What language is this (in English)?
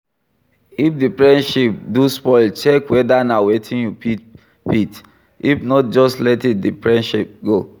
Nigerian Pidgin